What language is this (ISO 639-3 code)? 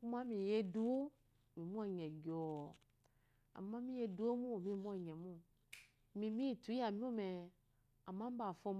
afo